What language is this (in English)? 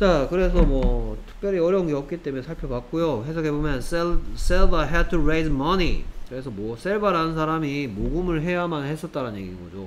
Korean